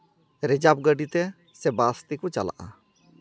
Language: Santali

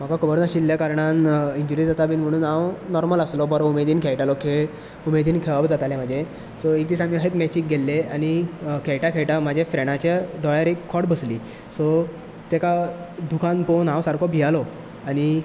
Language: Konkani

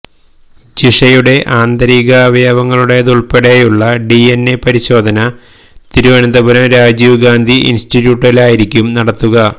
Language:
Malayalam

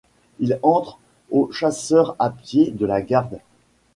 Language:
French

